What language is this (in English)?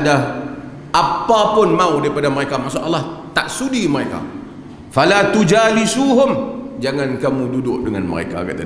Malay